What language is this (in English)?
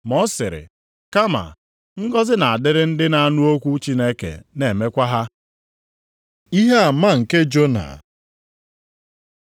Igbo